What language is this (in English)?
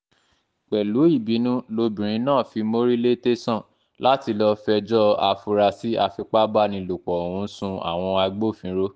Yoruba